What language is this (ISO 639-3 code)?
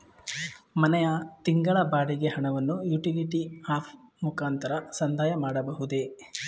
kan